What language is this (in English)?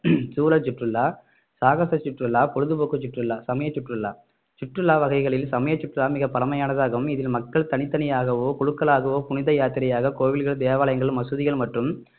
Tamil